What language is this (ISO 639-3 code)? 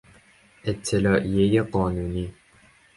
fas